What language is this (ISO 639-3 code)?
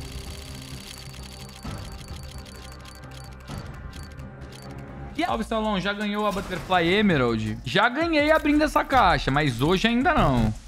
por